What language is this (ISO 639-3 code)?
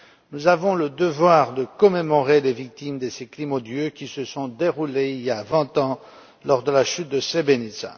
fra